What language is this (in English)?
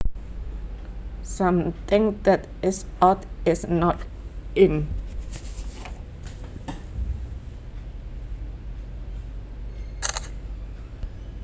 Javanese